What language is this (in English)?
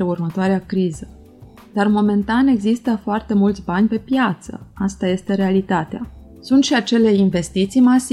Romanian